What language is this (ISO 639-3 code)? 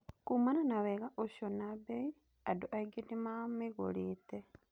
kik